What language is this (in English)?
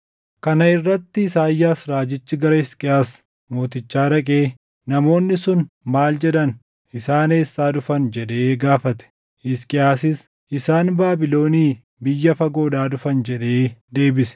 Oromo